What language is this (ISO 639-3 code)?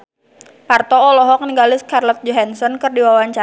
sun